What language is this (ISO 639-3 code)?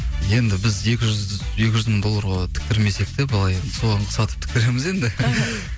kaz